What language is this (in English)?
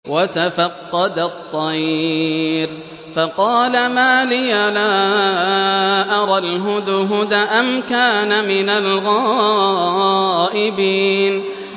Arabic